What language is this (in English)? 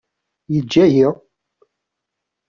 Kabyle